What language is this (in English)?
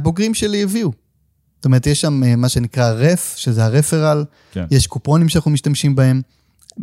Hebrew